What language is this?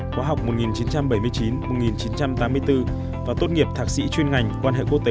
Vietnamese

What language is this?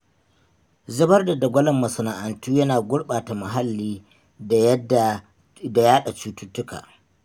Hausa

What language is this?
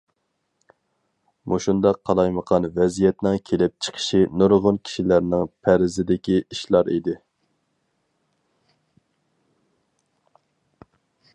Uyghur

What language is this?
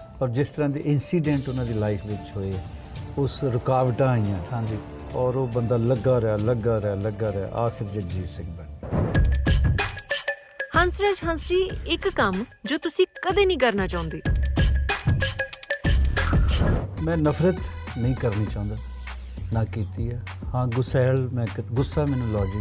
Punjabi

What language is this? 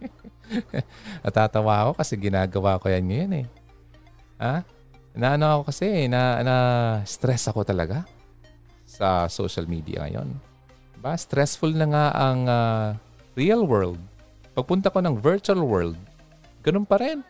Filipino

